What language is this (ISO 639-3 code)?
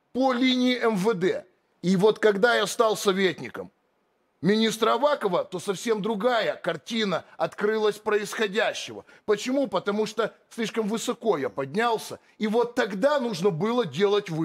rus